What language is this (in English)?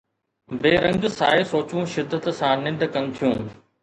Sindhi